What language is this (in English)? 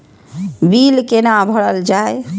Maithili